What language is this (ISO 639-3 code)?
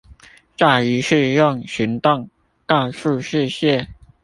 zho